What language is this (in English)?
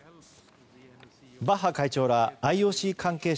Japanese